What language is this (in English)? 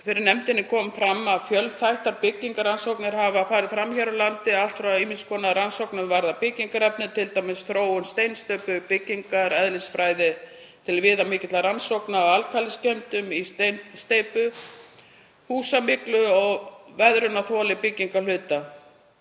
Icelandic